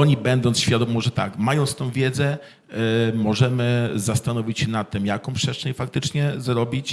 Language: Polish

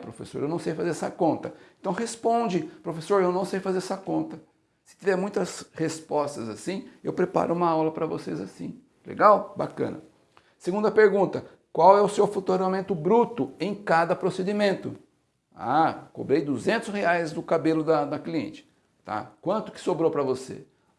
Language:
Portuguese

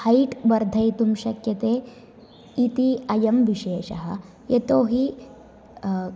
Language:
Sanskrit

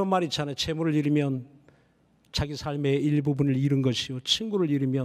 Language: Korean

